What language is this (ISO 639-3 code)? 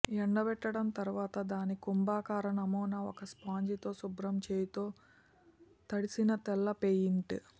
tel